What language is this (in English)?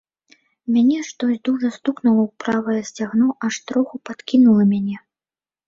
Belarusian